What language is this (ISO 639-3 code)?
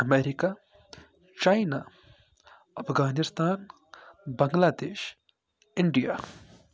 kas